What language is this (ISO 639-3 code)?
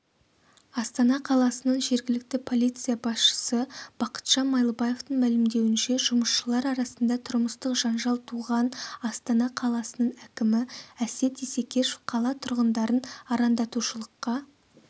kaz